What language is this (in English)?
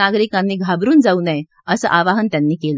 Marathi